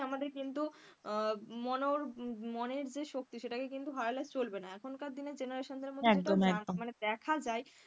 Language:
Bangla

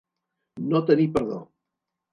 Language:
Catalan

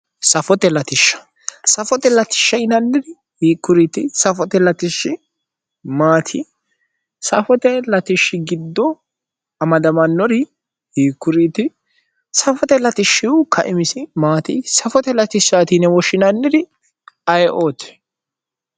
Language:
Sidamo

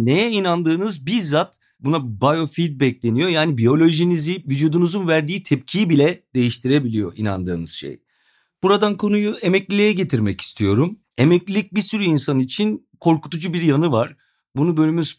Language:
Turkish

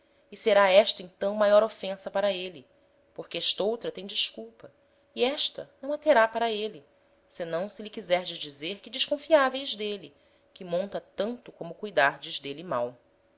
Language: Portuguese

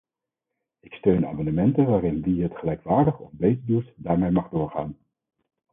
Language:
Dutch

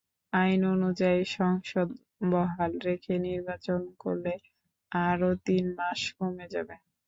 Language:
Bangla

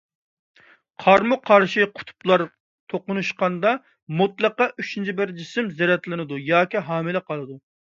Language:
Uyghur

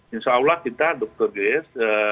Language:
Indonesian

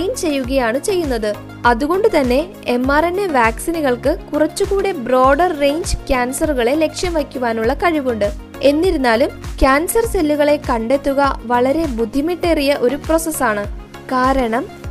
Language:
Malayalam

